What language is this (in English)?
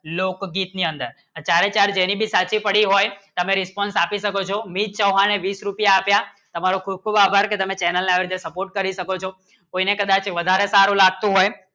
Gujarati